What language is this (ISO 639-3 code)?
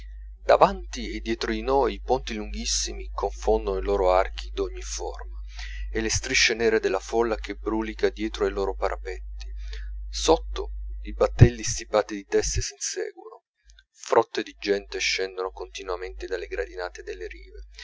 ita